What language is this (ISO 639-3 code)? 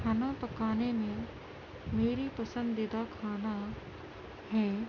urd